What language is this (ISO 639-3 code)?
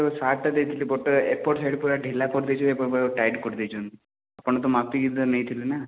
ori